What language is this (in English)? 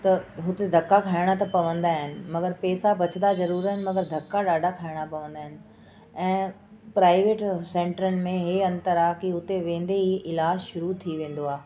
Sindhi